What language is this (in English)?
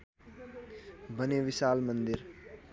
Nepali